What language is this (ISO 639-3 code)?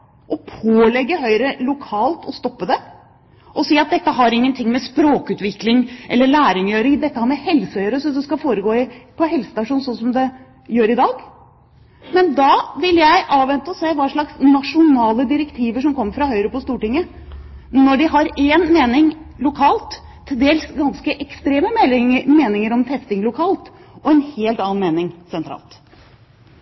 nob